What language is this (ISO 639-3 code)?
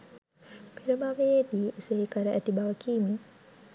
sin